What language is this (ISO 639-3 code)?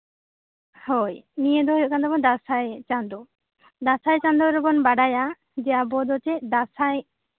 sat